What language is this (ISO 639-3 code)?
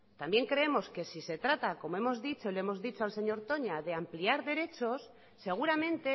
spa